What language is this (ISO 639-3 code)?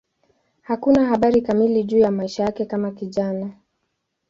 swa